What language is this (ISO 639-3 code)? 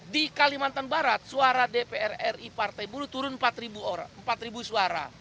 ind